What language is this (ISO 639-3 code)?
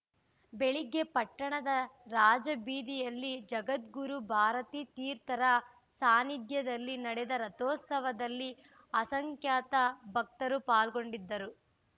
kan